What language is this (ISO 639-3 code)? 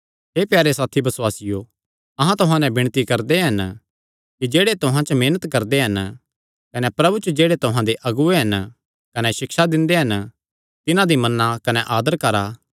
xnr